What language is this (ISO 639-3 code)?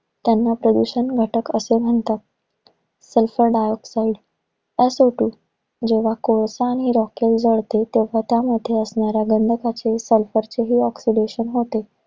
mar